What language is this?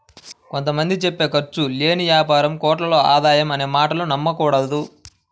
Telugu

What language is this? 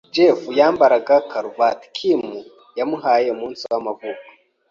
Kinyarwanda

